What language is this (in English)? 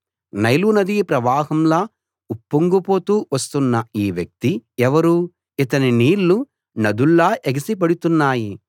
Telugu